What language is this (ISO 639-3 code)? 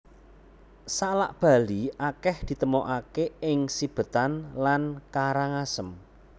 jav